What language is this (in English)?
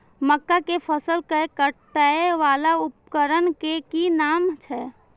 Maithili